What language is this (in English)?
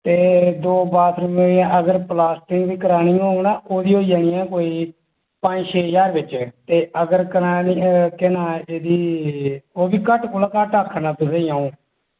Dogri